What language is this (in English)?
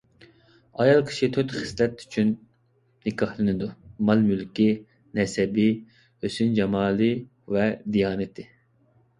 Uyghur